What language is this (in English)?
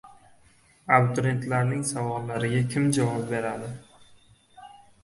Uzbek